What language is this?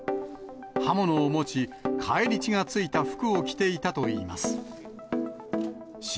Japanese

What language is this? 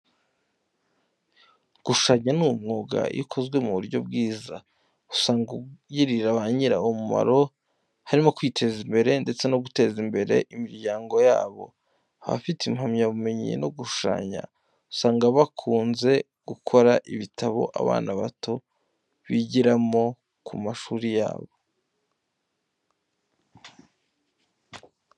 Kinyarwanda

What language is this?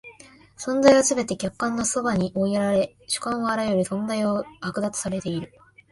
Japanese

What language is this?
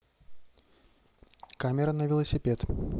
Russian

